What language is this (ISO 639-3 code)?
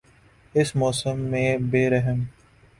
urd